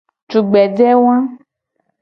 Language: Gen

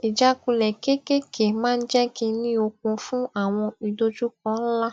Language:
Yoruba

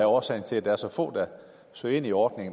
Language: Danish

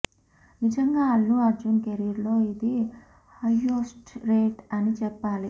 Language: Telugu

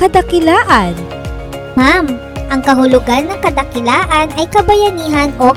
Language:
Filipino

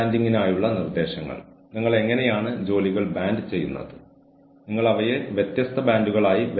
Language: Malayalam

